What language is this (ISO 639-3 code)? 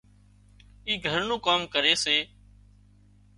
kxp